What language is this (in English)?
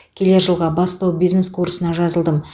Kazakh